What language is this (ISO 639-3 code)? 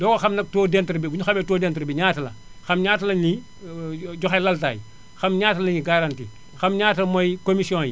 wol